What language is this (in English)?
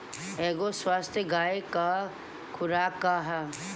Bhojpuri